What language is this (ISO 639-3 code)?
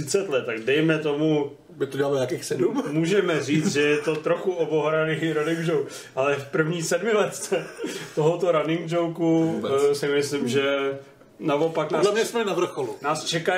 ces